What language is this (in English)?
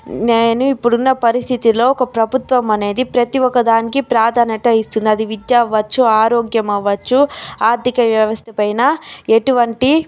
Telugu